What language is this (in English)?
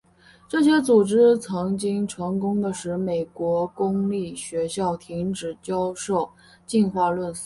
Chinese